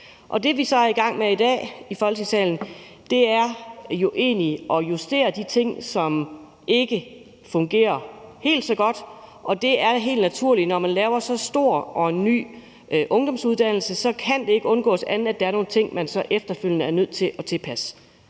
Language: Danish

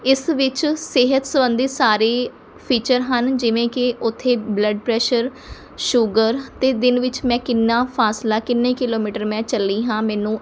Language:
Punjabi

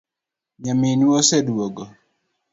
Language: Luo (Kenya and Tanzania)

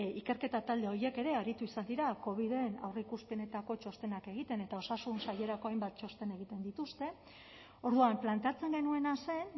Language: Basque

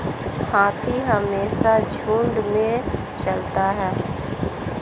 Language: Hindi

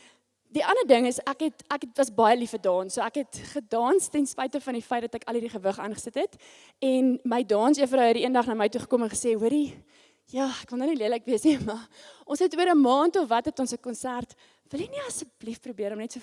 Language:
Dutch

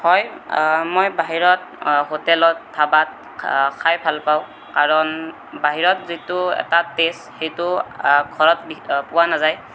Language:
Assamese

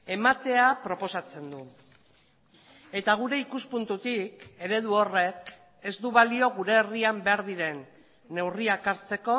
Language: Basque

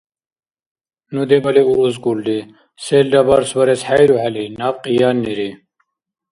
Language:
Dargwa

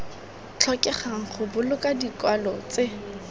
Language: Tswana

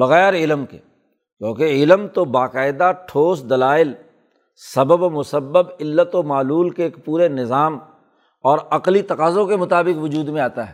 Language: Urdu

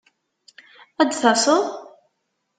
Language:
Kabyle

